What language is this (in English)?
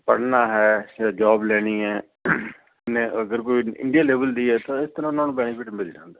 Punjabi